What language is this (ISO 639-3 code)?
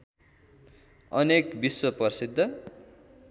nep